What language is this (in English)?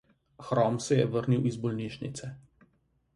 Slovenian